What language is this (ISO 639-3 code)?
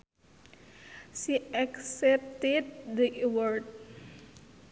sun